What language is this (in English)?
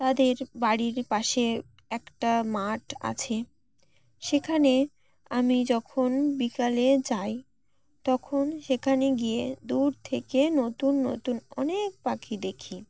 Bangla